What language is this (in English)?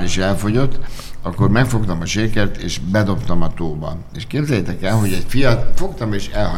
Hungarian